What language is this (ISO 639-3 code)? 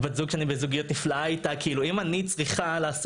heb